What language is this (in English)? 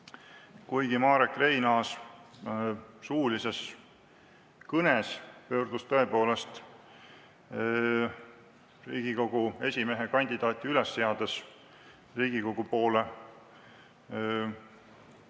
Estonian